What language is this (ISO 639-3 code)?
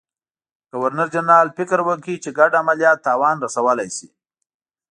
pus